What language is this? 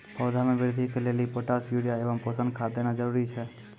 Maithili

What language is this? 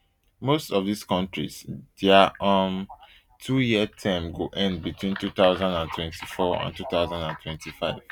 Nigerian Pidgin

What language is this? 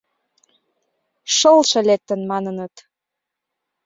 Mari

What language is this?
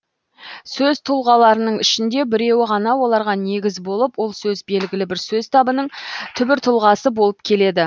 Kazakh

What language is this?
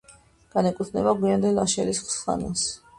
Georgian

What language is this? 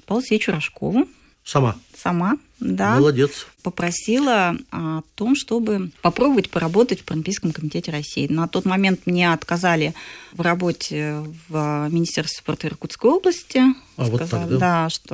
Russian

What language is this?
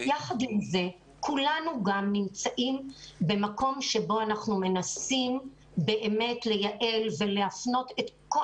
Hebrew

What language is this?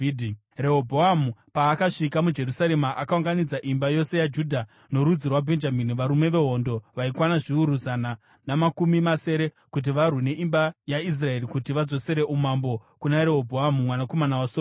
Shona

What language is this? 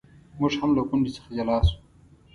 Pashto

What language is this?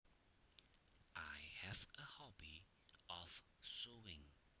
Javanese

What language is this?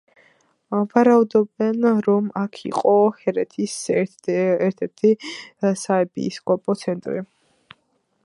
Georgian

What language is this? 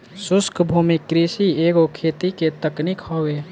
Bhojpuri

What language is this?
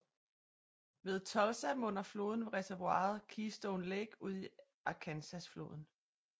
Danish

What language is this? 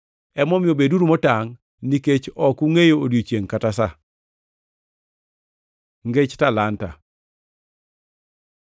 Luo (Kenya and Tanzania)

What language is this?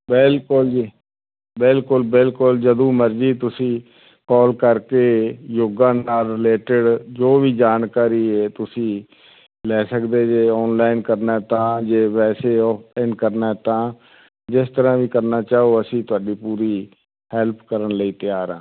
Punjabi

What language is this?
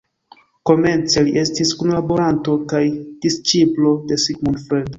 Esperanto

